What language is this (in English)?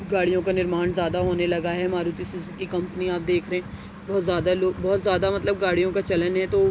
Urdu